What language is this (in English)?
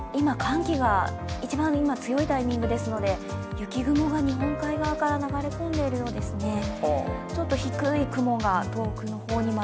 Japanese